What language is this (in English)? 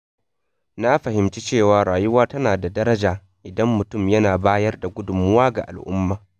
Hausa